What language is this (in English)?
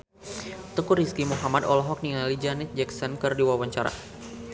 Sundanese